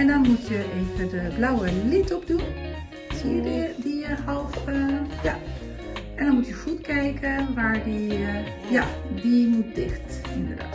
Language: Dutch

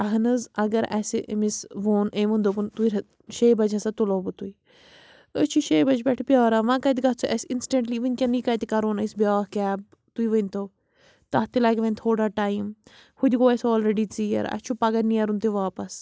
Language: Kashmiri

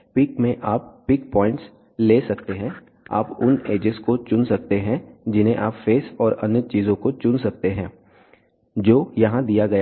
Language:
Hindi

